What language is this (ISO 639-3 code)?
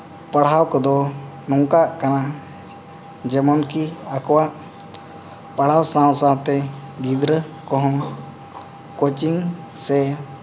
sat